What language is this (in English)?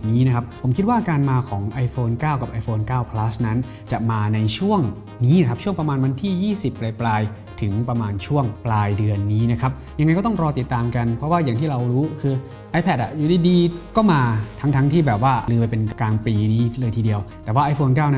Thai